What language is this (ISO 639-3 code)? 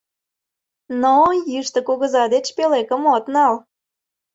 chm